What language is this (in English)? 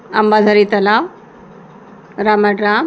Marathi